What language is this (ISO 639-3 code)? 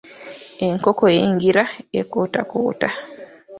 lug